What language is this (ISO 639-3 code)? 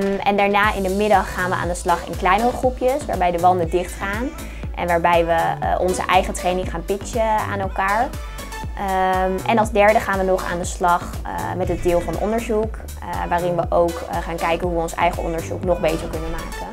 nld